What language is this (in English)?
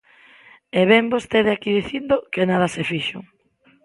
Galician